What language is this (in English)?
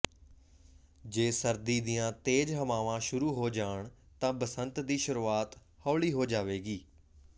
Punjabi